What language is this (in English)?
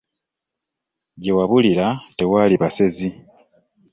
Ganda